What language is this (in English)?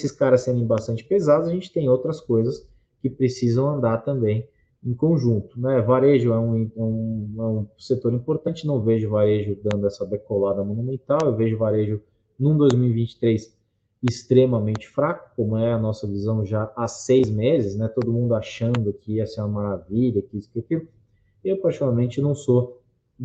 Portuguese